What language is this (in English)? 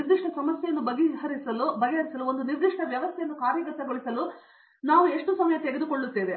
Kannada